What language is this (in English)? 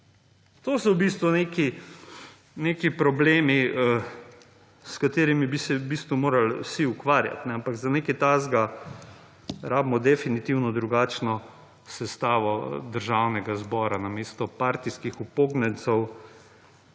Slovenian